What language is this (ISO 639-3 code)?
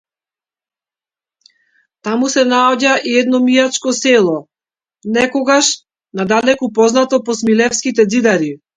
mkd